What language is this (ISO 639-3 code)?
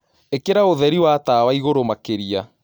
kik